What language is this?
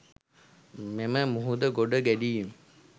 Sinhala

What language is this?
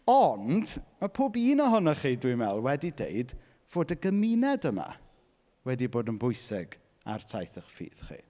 Welsh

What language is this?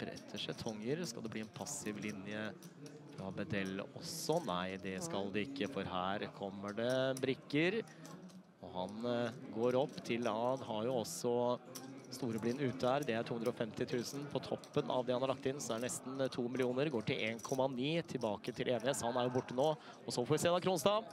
Norwegian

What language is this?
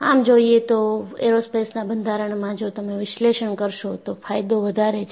Gujarati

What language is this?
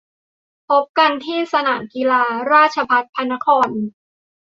Thai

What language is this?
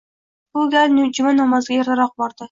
Uzbek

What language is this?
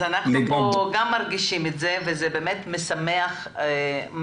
Hebrew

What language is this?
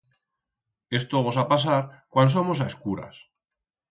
Aragonese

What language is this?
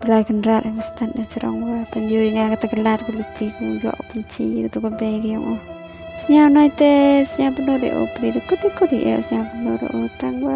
Thai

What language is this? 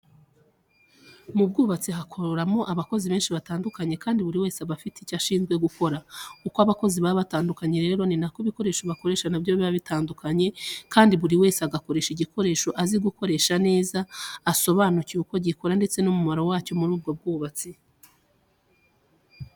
Kinyarwanda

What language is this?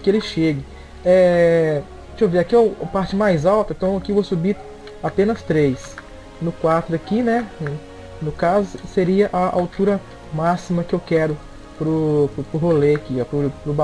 Portuguese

